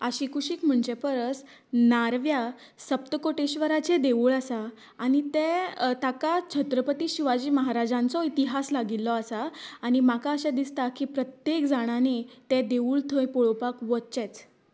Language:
Konkani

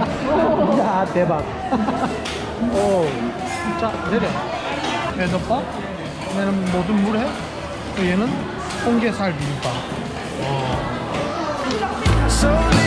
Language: Korean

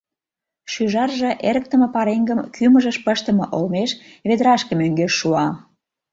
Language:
Mari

